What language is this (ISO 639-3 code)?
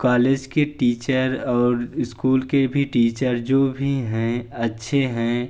hin